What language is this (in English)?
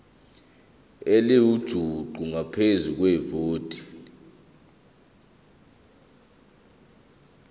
Zulu